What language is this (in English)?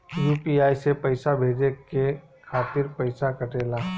Bhojpuri